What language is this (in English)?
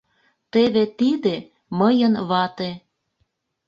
Mari